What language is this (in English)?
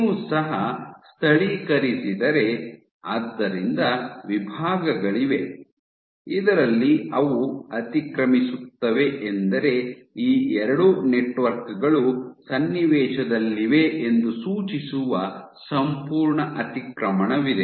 Kannada